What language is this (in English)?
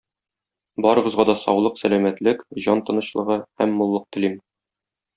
Tatar